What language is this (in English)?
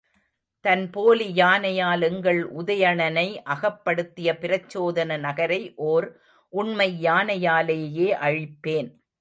Tamil